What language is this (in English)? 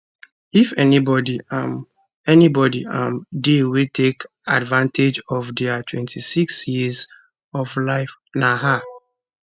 Nigerian Pidgin